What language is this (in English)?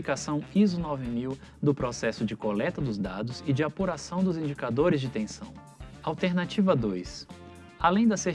Portuguese